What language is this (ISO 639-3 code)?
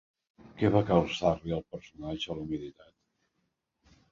cat